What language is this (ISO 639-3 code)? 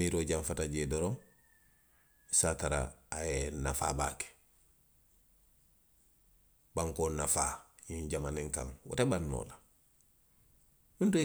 mlq